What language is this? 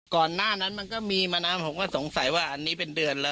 Thai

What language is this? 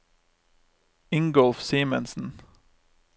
Norwegian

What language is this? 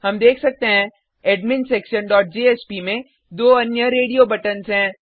Hindi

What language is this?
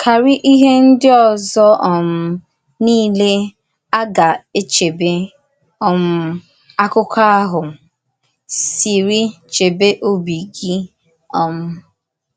Igbo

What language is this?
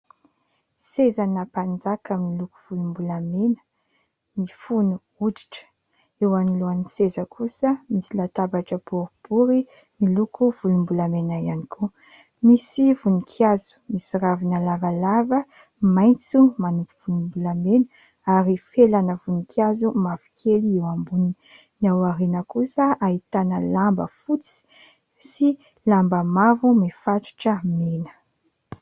Malagasy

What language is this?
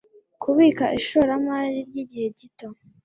Kinyarwanda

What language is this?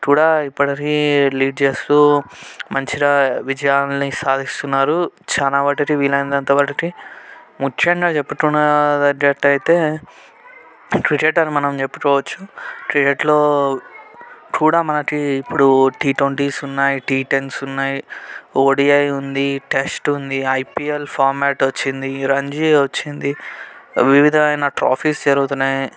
Telugu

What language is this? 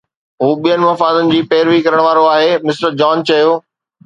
Sindhi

